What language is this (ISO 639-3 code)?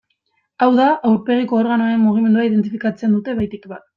eus